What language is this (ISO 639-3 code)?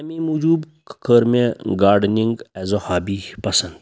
kas